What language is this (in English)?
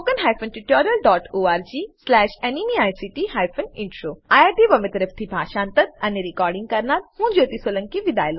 Gujarati